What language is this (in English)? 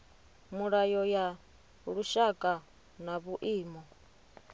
Venda